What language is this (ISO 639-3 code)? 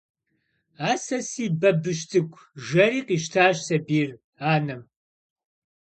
kbd